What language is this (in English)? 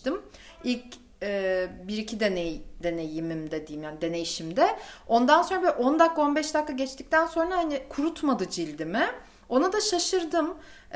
Turkish